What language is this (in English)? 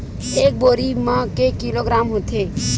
Chhattisgarhi